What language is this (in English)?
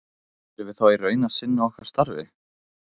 Icelandic